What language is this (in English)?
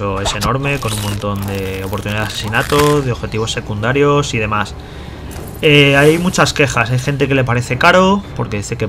Spanish